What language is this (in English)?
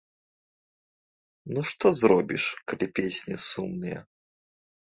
Belarusian